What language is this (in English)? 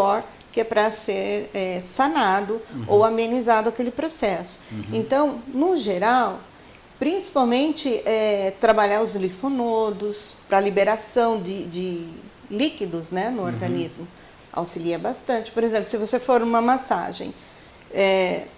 Portuguese